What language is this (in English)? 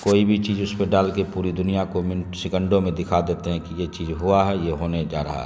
Urdu